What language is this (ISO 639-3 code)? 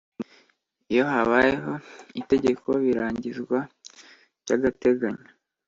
kin